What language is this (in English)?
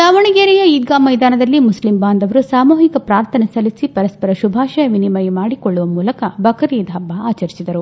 Kannada